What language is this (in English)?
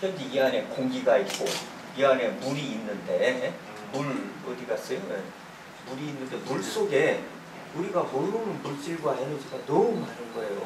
Korean